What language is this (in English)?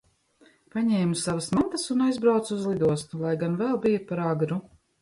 Latvian